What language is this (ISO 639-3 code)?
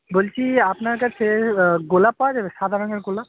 ben